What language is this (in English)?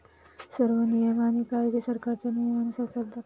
Marathi